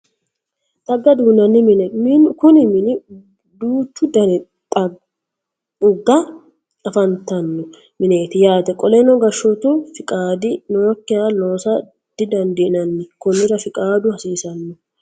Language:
Sidamo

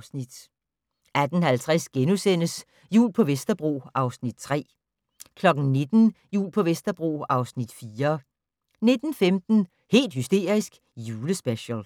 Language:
Danish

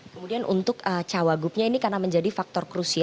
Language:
Indonesian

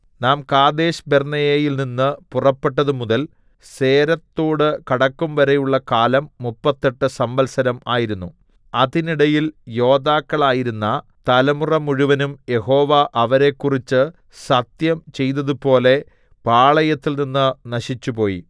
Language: Malayalam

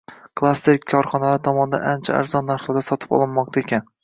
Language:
Uzbek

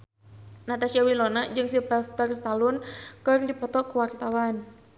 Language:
Sundanese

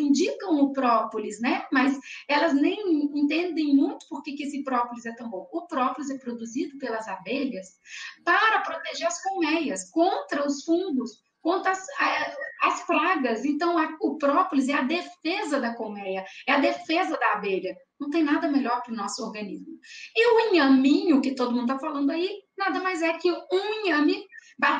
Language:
Portuguese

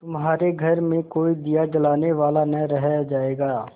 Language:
Hindi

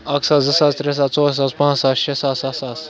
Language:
Kashmiri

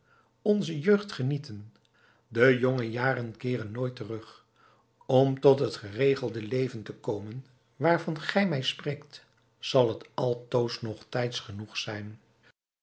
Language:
Dutch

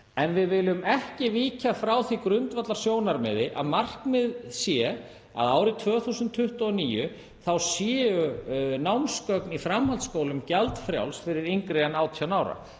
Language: Icelandic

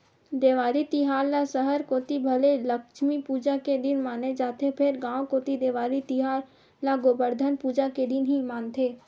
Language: Chhattisgarhi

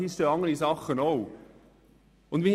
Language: Swiss German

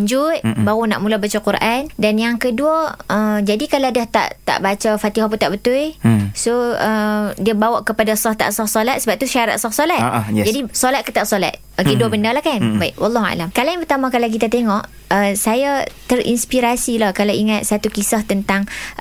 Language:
Malay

